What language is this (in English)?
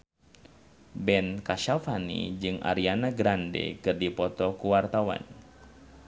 Sundanese